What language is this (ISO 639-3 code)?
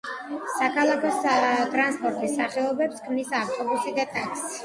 kat